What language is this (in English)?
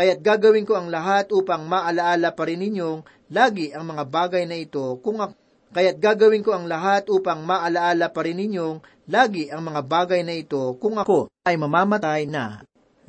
Filipino